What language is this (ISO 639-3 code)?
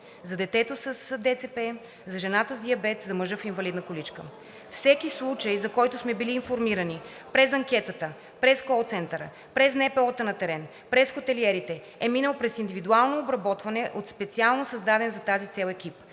bul